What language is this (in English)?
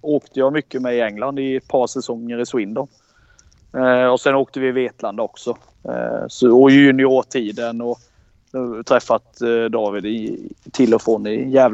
Swedish